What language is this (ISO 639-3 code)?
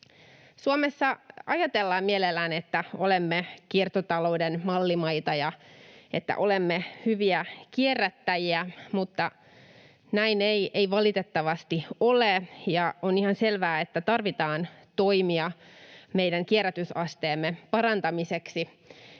fin